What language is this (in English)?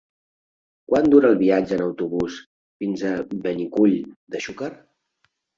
Catalan